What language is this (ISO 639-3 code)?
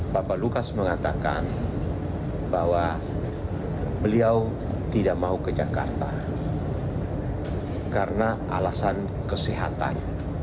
ind